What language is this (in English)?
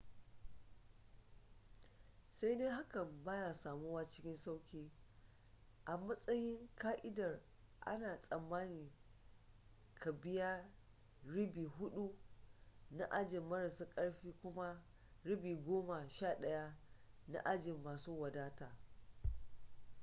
Hausa